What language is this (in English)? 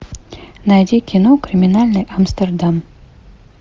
Russian